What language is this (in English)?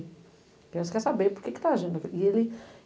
Portuguese